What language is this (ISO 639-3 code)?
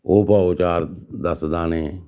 doi